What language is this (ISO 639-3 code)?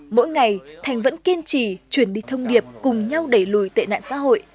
vie